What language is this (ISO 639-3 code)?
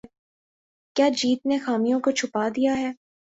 urd